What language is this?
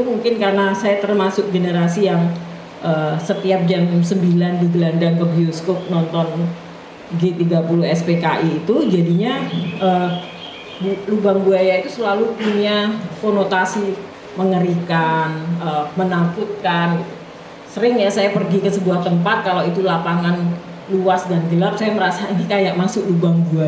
Indonesian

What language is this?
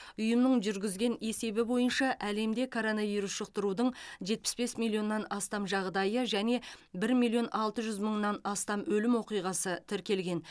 Kazakh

